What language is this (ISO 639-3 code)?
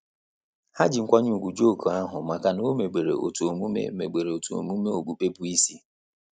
ibo